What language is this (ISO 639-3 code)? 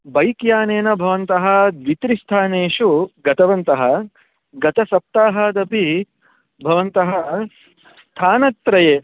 san